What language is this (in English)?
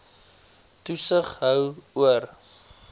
Afrikaans